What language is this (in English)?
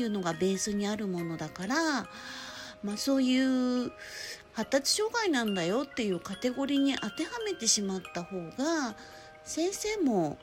Japanese